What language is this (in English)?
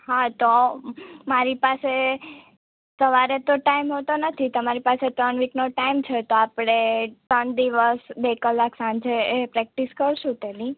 Gujarati